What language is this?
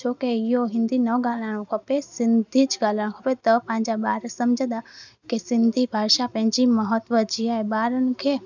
Sindhi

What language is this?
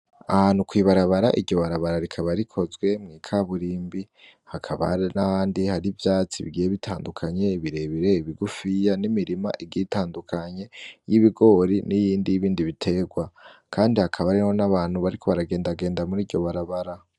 Rundi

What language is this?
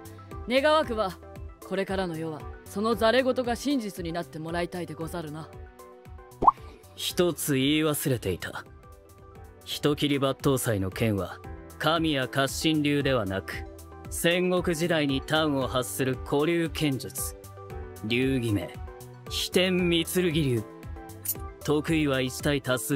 Japanese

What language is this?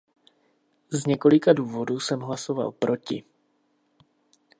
Czech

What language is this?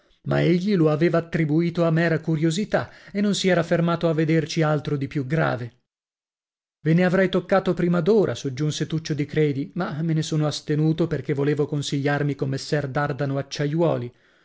Italian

